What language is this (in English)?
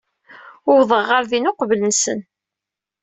Kabyle